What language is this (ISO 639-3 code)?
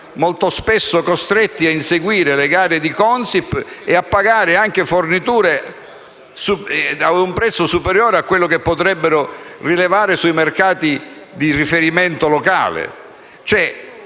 ita